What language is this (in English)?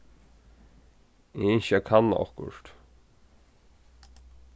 Faroese